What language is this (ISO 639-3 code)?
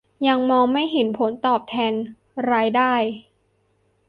tha